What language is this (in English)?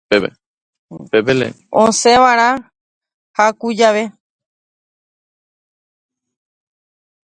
Guarani